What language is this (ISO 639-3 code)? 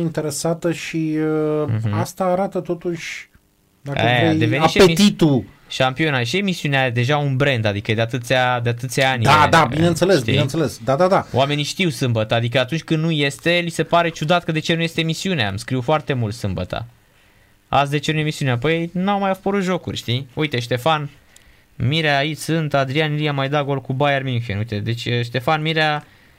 ron